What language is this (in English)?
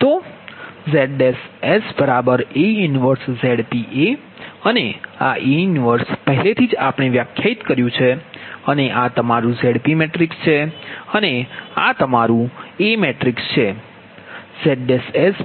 Gujarati